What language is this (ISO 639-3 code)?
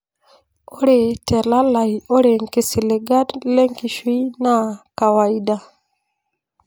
mas